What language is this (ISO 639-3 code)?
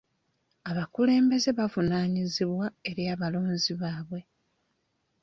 lug